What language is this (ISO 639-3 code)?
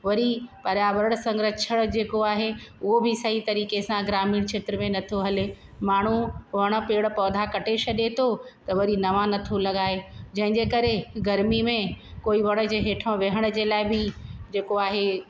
snd